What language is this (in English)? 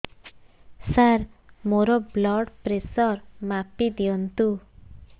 Odia